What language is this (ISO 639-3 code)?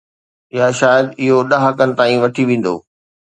snd